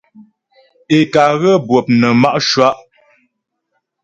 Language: Ghomala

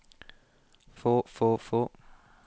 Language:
Norwegian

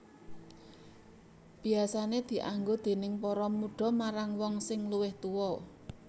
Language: Javanese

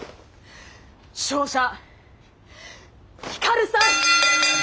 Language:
Japanese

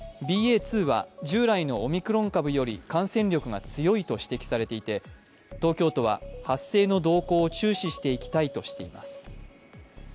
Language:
Japanese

